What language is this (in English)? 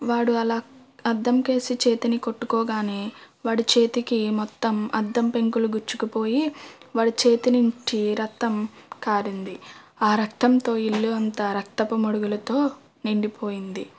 Telugu